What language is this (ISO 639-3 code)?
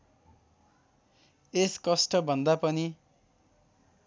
nep